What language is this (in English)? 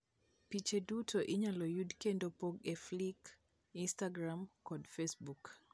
Luo (Kenya and Tanzania)